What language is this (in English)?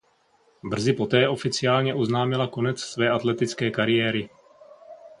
Czech